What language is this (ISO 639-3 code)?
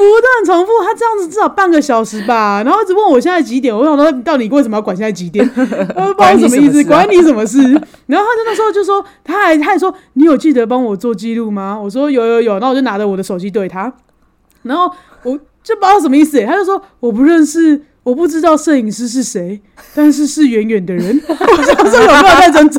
zho